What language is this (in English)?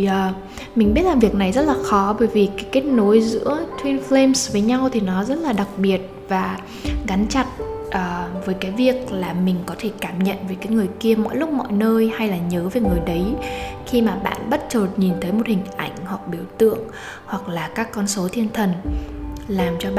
Vietnamese